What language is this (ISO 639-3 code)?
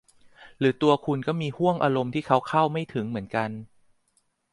tha